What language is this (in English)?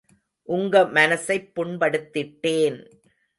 Tamil